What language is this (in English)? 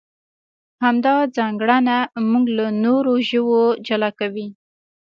Pashto